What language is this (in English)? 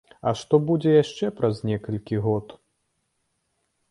Belarusian